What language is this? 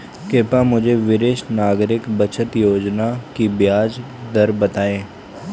Hindi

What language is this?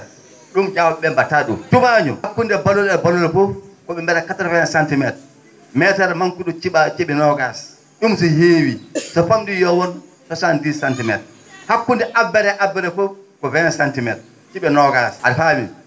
Fula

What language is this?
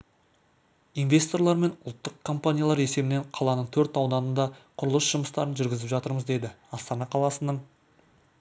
Kazakh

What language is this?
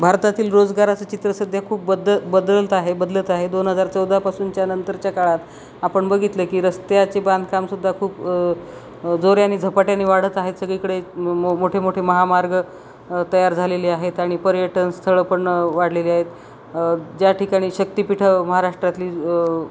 Marathi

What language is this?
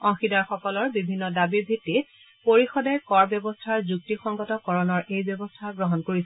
Assamese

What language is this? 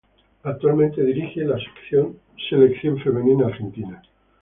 Spanish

